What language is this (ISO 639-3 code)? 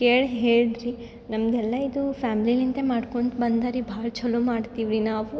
kan